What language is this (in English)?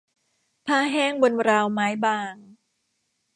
Thai